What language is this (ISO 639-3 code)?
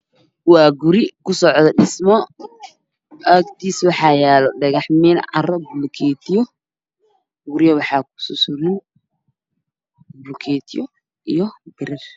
som